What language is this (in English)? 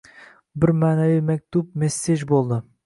Uzbek